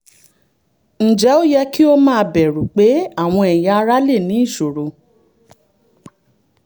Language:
Yoruba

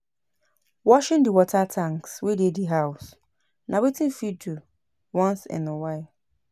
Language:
Nigerian Pidgin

